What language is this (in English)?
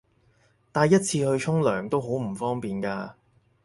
Cantonese